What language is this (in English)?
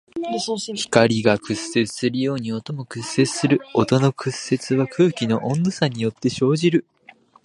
Japanese